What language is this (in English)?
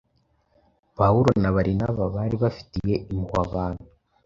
Kinyarwanda